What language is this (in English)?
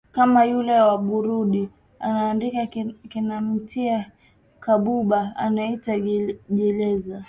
Swahili